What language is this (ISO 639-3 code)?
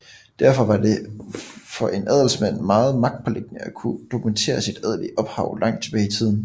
dan